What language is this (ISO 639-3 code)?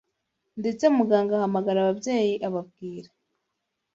kin